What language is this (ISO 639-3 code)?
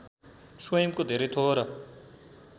nep